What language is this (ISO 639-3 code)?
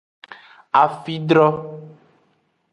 ajg